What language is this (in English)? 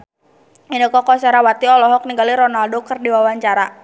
Sundanese